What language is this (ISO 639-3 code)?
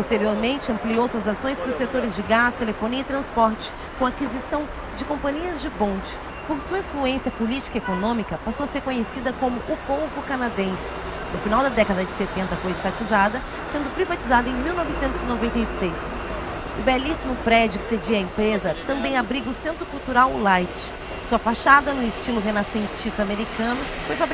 por